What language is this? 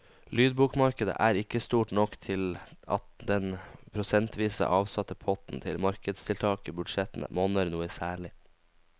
Norwegian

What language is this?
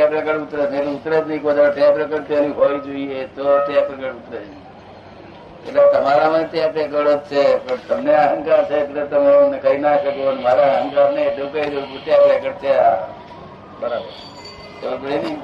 Gujarati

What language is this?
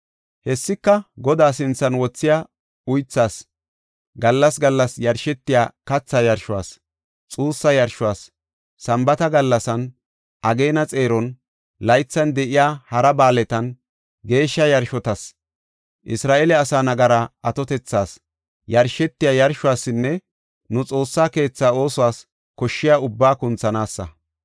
Gofa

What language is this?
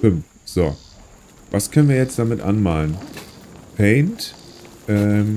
German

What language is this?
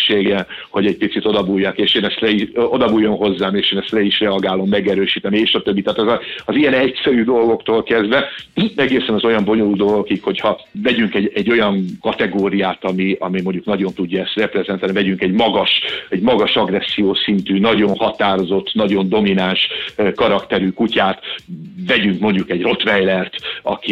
Hungarian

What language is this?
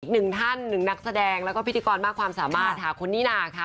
Thai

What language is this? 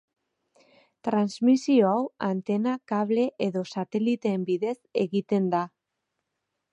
Basque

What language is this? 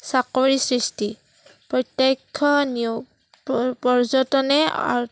Assamese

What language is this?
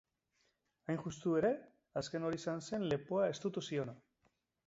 Basque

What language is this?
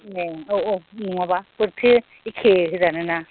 Bodo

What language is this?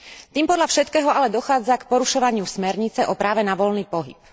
Slovak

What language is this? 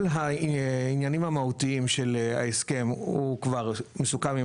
Hebrew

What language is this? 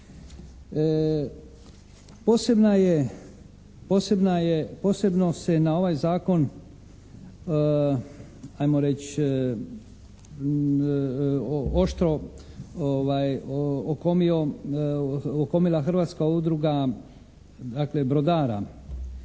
Croatian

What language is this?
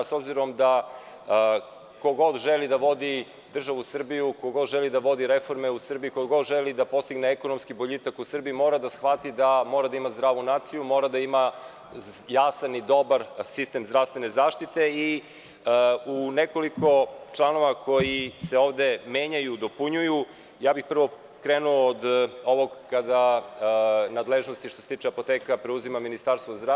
Serbian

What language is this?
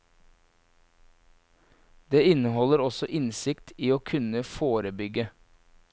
Norwegian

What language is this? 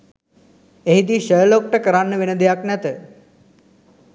Sinhala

